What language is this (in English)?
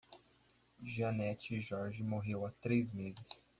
Portuguese